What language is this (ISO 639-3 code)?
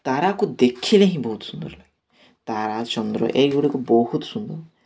ori